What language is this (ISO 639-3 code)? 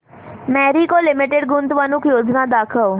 mar